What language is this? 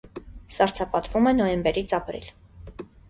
Armenian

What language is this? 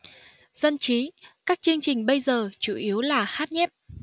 Vietnamese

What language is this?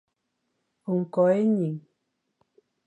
Fang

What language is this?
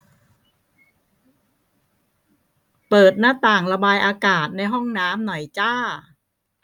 Thai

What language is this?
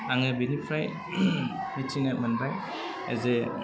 Bodo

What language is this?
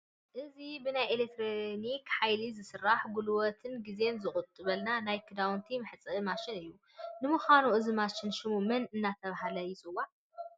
Tigrinya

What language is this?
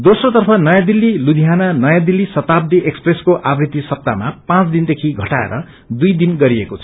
Nepali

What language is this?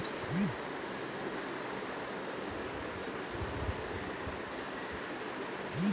Magahi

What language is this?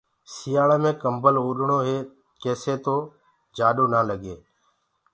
Gurgula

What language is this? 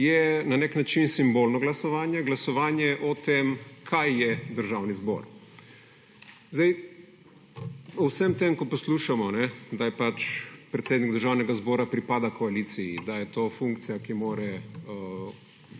Slovenian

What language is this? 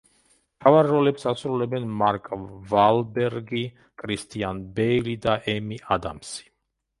Georgian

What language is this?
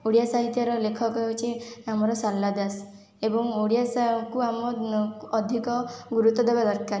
Odia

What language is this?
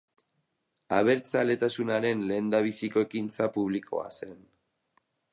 Basque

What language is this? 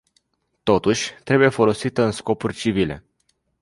Romanian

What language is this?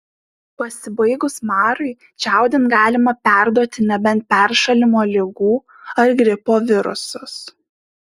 Lithuanian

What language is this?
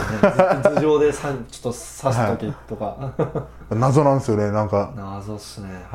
Japanese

